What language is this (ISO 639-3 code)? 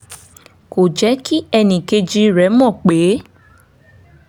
yor